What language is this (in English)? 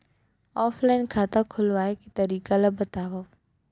Chhattisgarhi